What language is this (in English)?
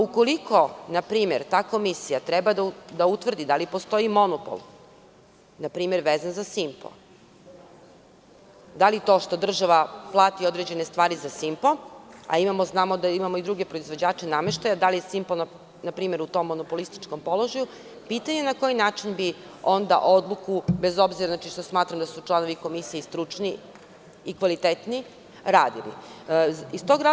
Serbian